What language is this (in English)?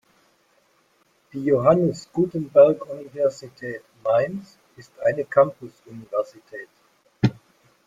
German